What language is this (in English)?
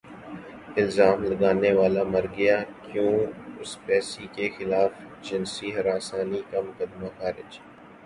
Urdu